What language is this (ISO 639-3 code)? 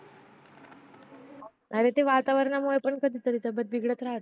mar